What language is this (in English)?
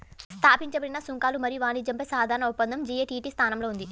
Telugu